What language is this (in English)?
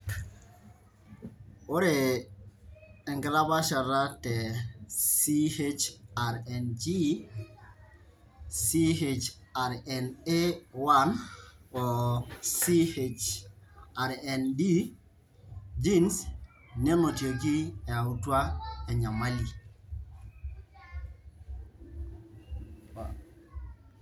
Masai